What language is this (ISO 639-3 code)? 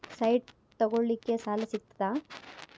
kan